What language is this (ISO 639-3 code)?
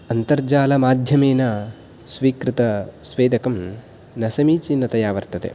san